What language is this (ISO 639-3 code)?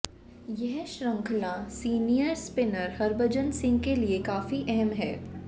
hin